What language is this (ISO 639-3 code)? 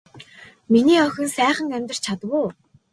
mon